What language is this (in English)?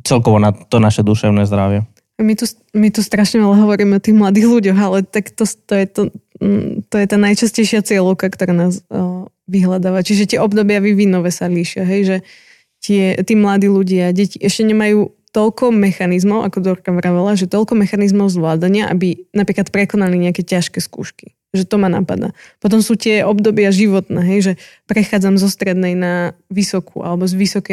Slovak